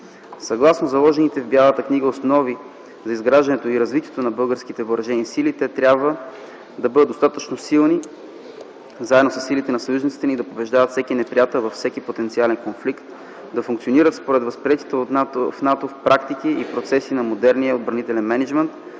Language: Bulgarian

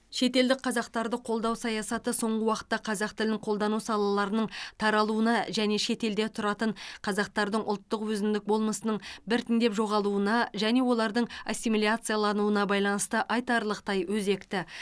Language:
Kazakh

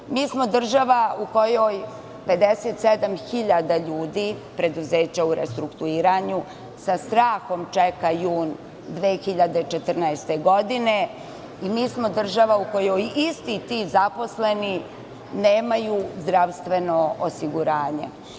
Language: Serbian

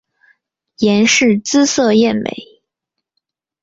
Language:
Chinese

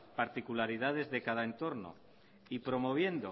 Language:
Spanish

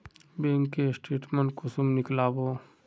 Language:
Magahi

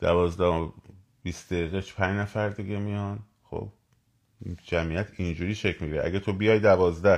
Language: Persian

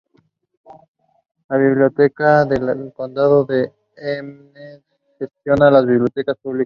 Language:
Spanish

